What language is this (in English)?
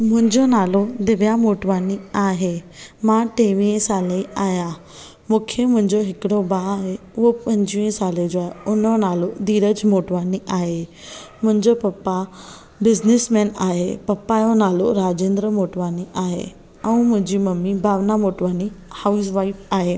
Sindhi